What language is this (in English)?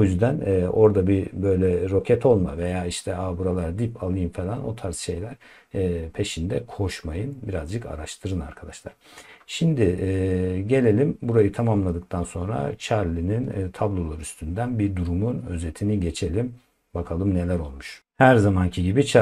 Turkish